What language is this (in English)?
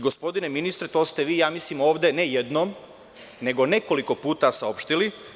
Serbian